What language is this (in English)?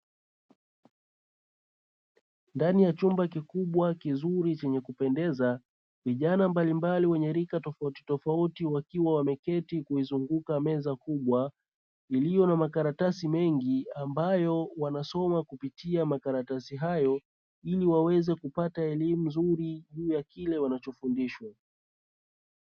Swahili